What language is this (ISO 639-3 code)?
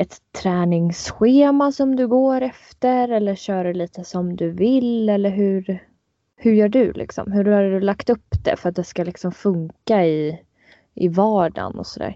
swe